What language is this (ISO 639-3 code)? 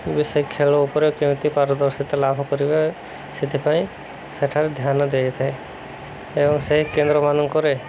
ori